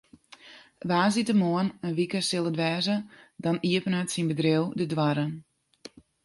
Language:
Western Frisian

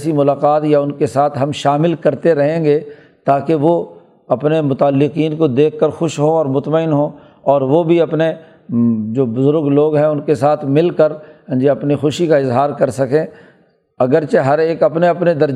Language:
Urdu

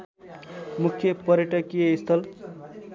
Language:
Nepali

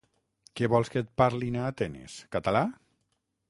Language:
Catalan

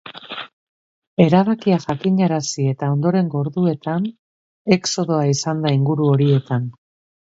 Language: Basque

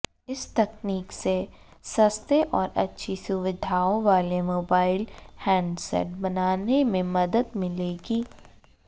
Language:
Hindi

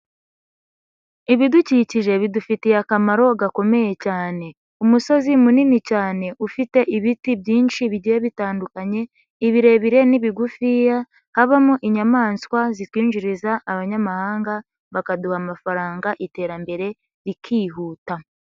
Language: Kinyarwanda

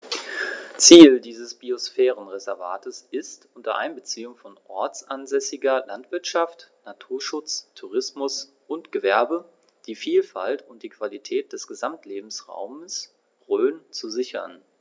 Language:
German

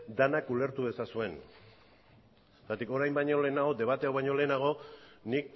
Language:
Basque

